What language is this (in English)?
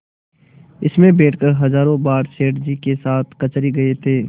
Hindi